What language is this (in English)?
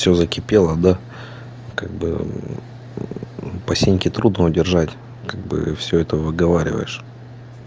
Russian